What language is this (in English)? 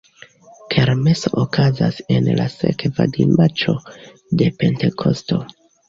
Esperanto